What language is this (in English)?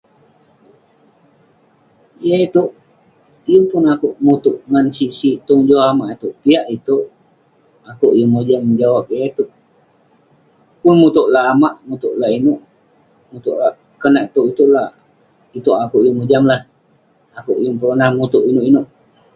Western Penan